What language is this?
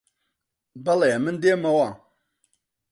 Central Kurdish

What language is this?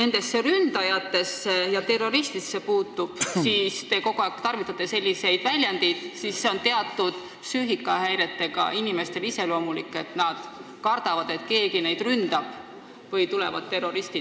Estonian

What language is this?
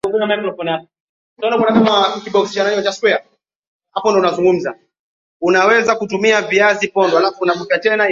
Swahili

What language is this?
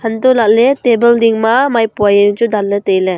Wancho Naga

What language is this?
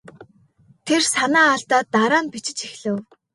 Mongolian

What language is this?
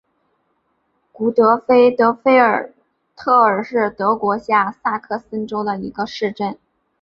Chinese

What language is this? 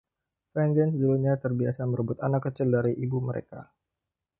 Indonesian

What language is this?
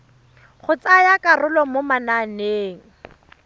Tswana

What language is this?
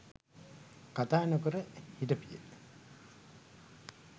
Sinhala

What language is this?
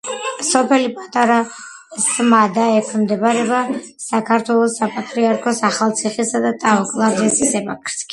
Georgian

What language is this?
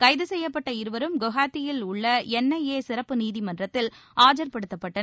Tamil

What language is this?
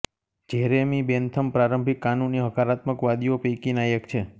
Gujarati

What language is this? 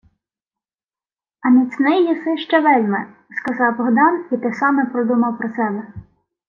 Ukrainian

